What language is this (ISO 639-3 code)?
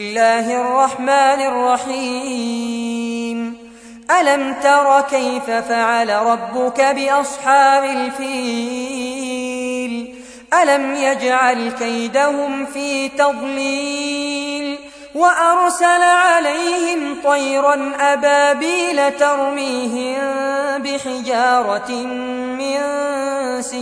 ara